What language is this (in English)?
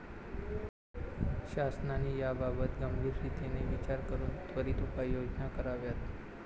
Marathi